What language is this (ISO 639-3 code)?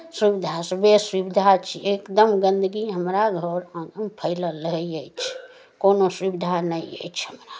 mai